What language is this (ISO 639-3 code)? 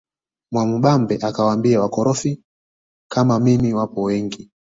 swa